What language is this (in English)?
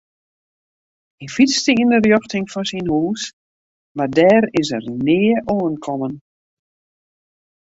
Western Frisian